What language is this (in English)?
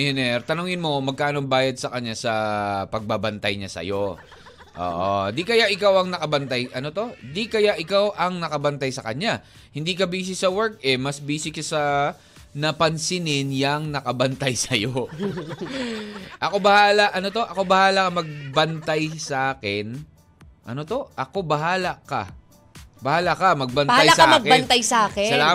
Filipino